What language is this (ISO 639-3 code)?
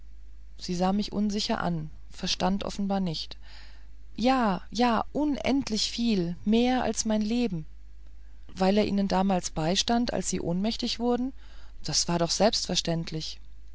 deu